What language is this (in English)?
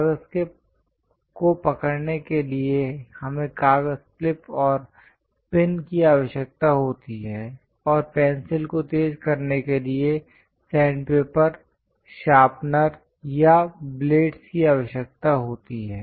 Hindi